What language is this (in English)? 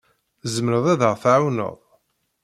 Kabyle